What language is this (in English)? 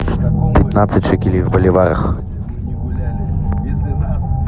Russian